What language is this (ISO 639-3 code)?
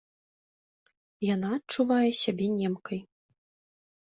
bel